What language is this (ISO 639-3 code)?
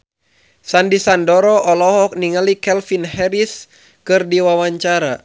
sun